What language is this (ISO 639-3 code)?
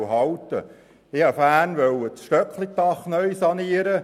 gsw